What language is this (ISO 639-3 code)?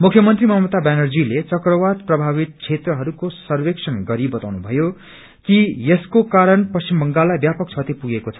nep